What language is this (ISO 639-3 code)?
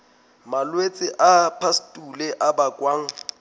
sot